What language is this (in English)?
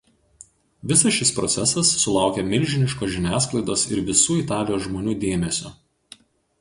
Lithuanian